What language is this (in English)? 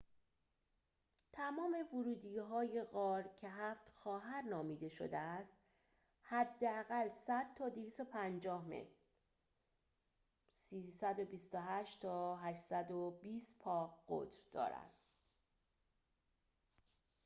Persian